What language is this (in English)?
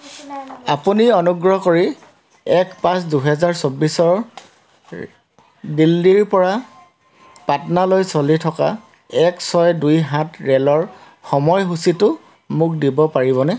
Assamese